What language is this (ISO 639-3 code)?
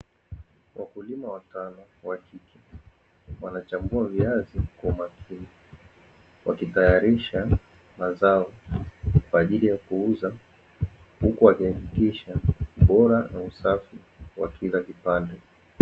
swa